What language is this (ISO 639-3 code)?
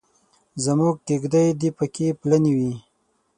pus